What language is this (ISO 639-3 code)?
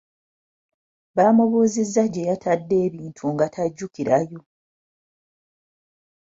lug